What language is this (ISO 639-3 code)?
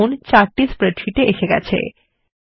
ben